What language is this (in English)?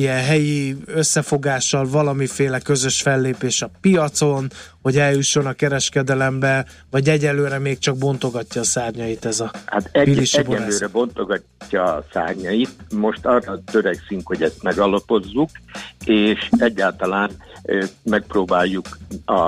Hungarian